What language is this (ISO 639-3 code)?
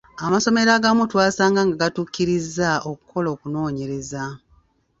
lug